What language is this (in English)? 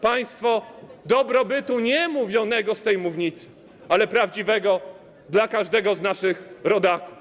Polish